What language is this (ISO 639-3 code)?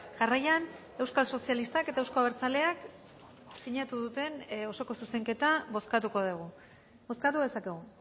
eus